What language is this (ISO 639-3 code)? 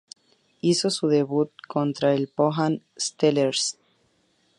spa